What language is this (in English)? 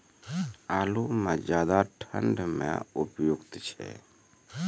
Maithili